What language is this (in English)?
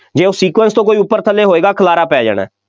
Punjabi